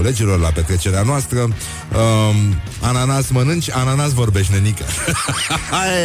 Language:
Romanian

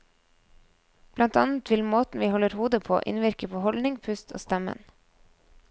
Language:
Norwegian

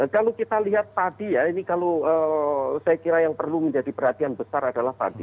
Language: Indonesian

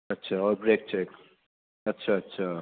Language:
Urdu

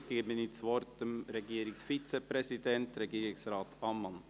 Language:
Swiss German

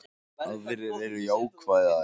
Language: Icelandic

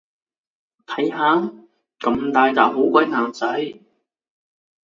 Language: Cantonese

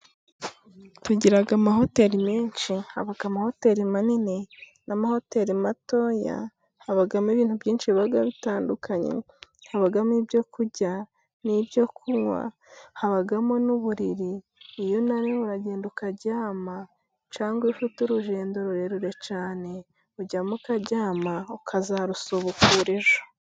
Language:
Kinyarwanda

